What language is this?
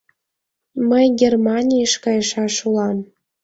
Mari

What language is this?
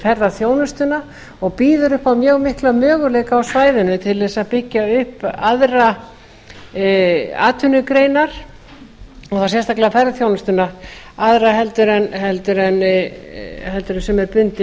Icelandic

